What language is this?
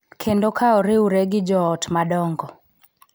Luo (Kenya and Tanzania)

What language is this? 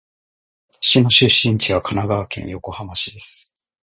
Japanese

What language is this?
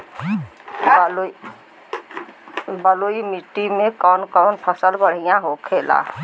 Bhojpuri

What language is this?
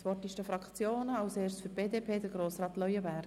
Swiss German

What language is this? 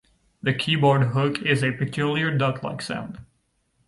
English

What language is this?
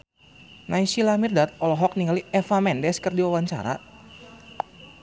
Sundanese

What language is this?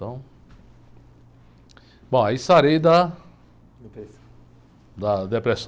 Portuguese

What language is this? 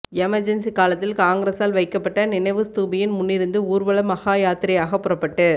Tamil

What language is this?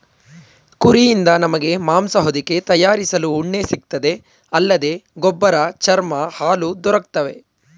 Kannada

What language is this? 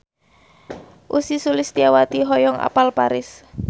Sundanese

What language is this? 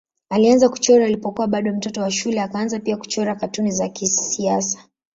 Swahili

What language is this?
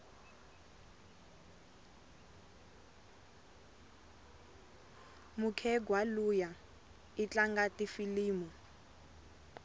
Tsonga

